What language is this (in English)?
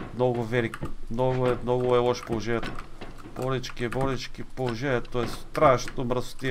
Bulgarian